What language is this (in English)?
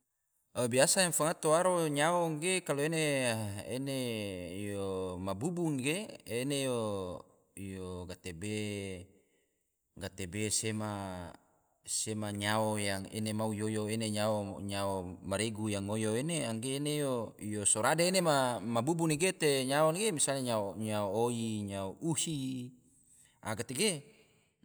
Tidore